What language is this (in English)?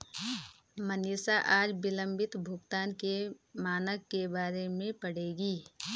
Hindi